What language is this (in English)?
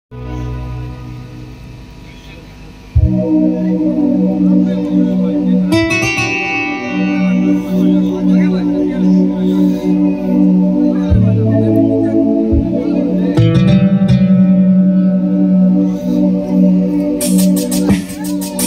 Arabic